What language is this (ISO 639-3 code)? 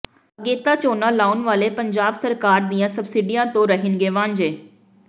pan